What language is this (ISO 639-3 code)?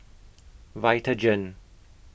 eng